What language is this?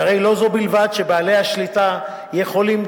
Hebrew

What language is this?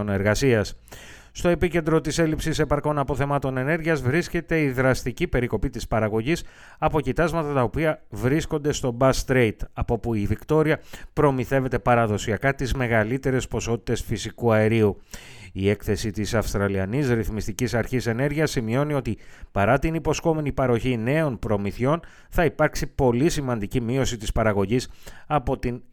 Greek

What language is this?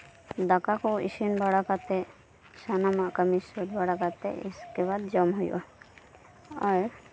Santali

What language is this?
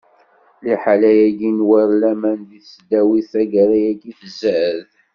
Kabyle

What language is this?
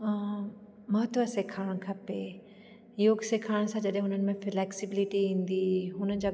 Sindhi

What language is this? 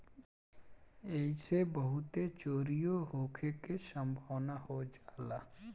Bhojpuri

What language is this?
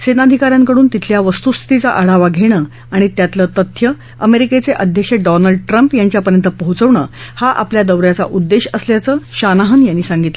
Marathi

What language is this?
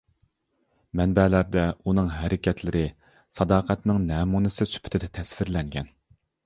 Uyghur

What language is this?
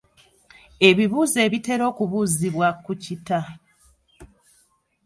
Ganda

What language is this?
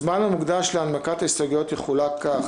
Hebrew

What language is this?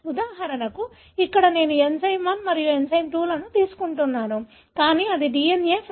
Telugu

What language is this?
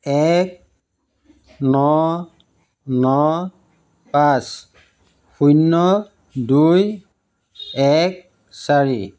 Assamese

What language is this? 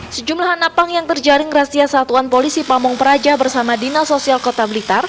Indonesian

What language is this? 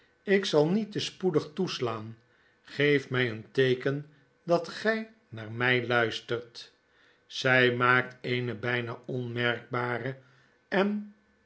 Dutch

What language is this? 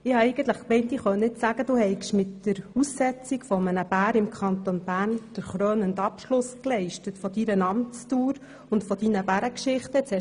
Swiss German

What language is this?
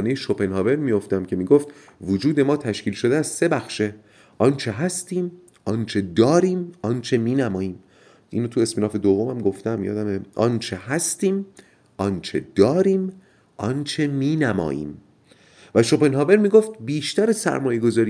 Persian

